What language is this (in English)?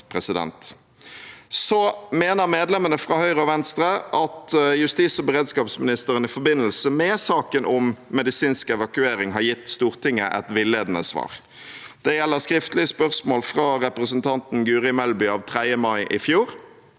Norwegian